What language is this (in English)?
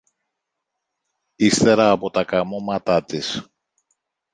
Greek